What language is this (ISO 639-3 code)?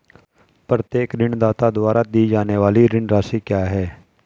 hin